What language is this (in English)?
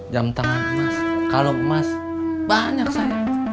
Indonesian